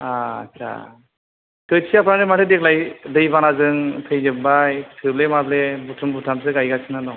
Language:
Bodo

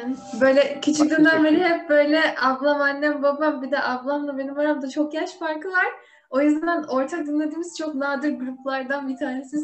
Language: Turkish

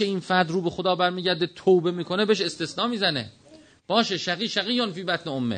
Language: Persian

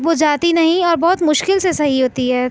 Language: Urdu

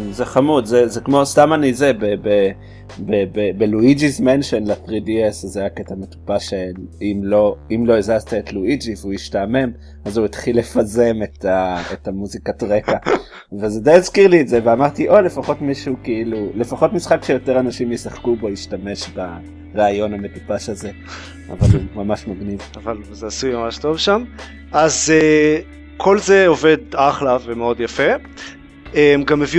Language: Hebrew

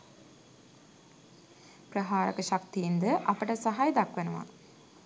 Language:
Sinhala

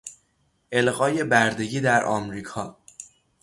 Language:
Persian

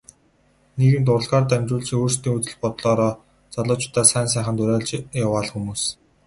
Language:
Mongolian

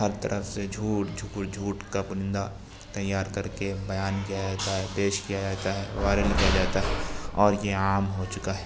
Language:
Urdu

